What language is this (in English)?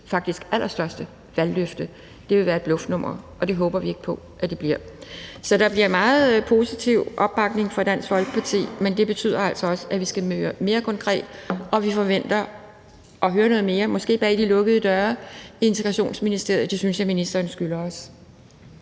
Danish